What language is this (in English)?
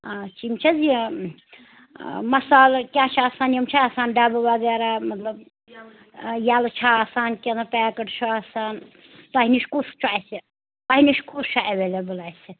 Kashmiri